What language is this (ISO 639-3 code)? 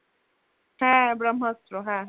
ben